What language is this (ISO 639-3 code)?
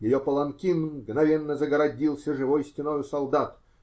rus